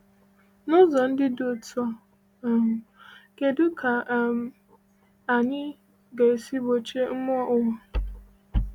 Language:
Igbo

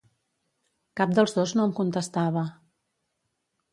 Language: Catalan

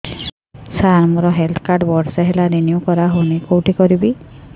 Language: Odia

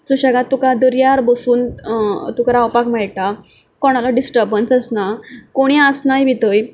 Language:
Konkani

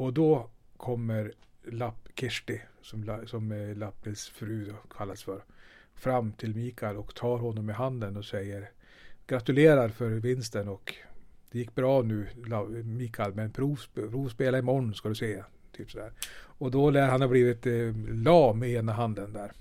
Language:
Swedish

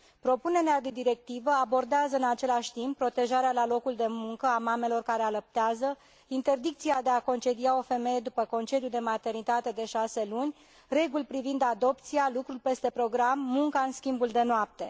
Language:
Romanian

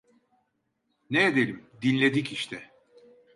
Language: Turkish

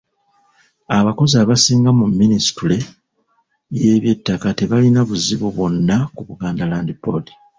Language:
Ganda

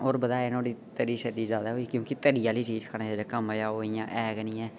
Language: Dogri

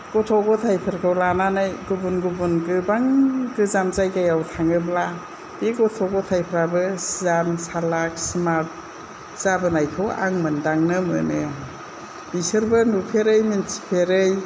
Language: Bodo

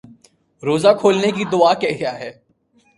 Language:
Urdu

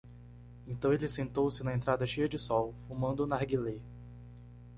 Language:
Portuguese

